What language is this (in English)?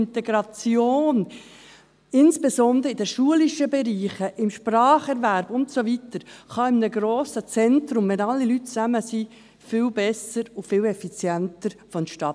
Swiss German